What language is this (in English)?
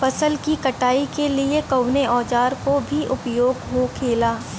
Bhojpuri